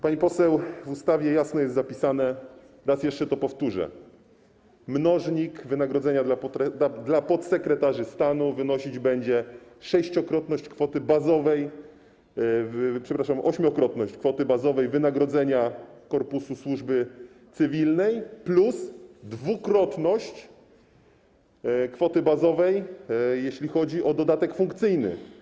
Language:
Polish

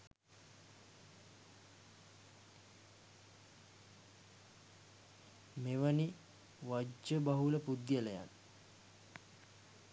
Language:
Sinhala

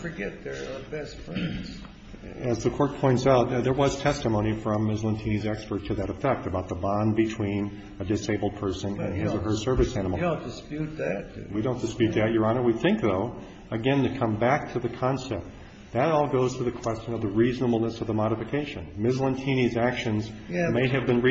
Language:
English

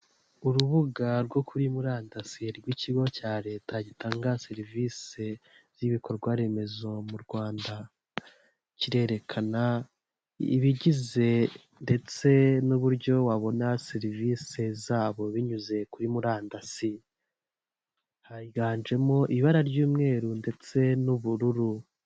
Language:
Kinyarwanda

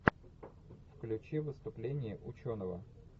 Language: Russian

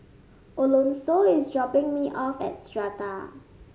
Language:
English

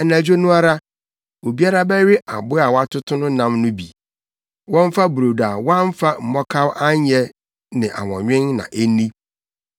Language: Akan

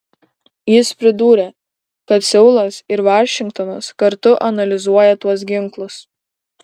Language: Lithuanian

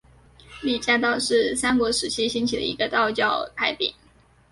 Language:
Chinese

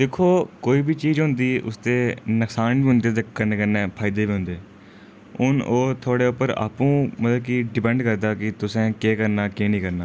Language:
Dogri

